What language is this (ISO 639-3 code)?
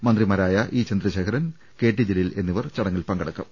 mal